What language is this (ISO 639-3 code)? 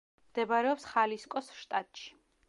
kat